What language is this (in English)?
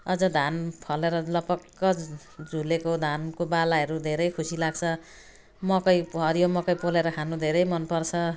Nepali